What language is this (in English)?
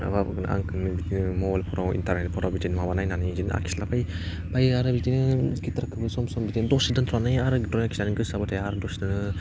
Bodo